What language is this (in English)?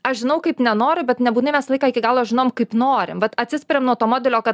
Lithuanian